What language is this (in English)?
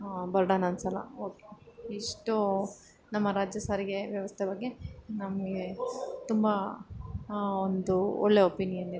Kannada